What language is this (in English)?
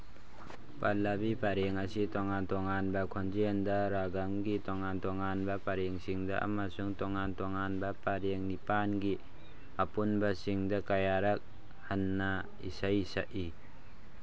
Manipuri